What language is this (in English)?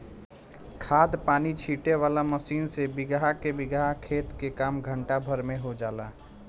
Bhojpuri